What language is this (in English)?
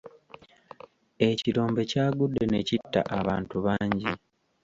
Ganda